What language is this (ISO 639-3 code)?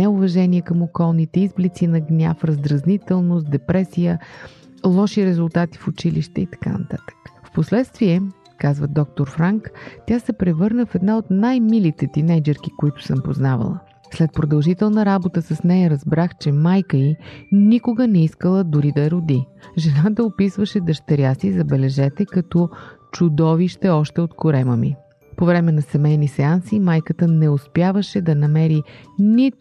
bul